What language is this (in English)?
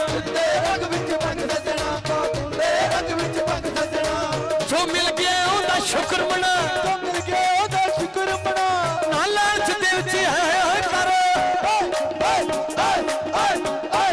Arabic